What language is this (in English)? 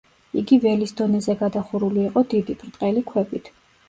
Georgian